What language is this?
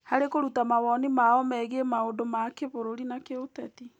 Kikuyu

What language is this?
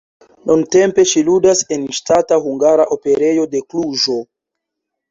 Esperanto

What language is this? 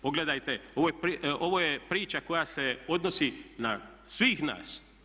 Croatian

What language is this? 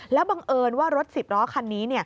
Thai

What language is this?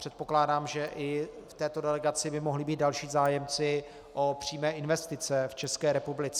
Czech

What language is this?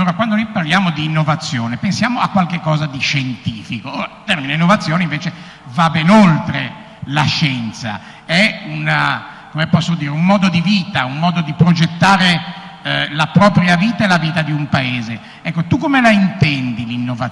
Italian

